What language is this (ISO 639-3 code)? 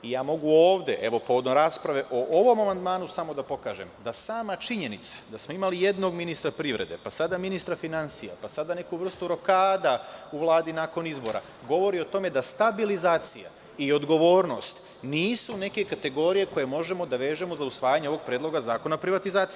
srp